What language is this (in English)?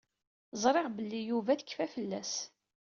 Kabyle